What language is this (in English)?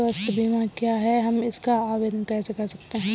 Hindi